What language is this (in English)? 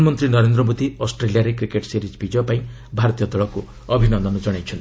Odia